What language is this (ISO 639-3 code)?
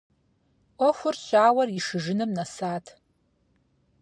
kbd